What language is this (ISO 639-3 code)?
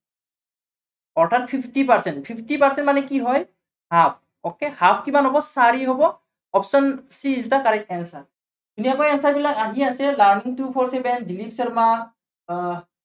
asm